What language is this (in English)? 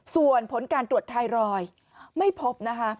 Thai